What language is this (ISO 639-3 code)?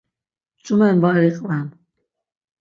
lzz